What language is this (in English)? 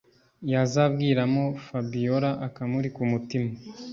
Kinyarwanda